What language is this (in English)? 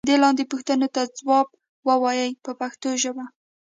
Pashto